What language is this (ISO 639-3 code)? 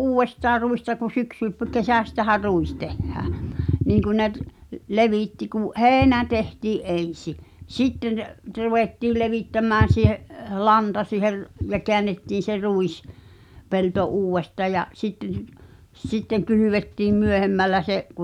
fin